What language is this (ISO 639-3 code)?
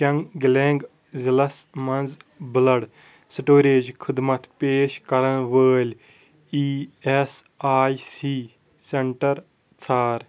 kas